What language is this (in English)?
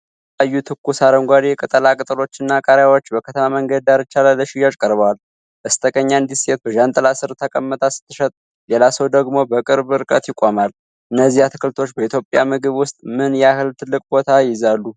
Amharic